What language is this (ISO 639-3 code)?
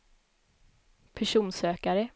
swe